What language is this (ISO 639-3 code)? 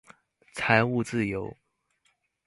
zho